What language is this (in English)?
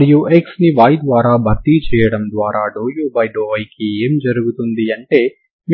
Telugu